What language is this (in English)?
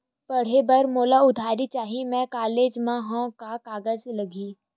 Chhattisgarhi